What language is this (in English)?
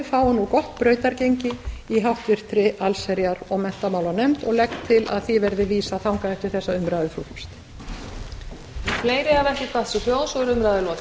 Icelandic